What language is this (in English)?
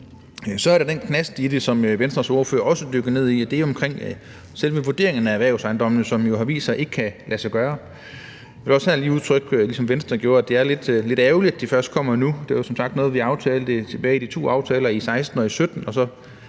Danish